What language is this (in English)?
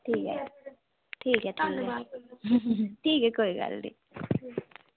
Dogri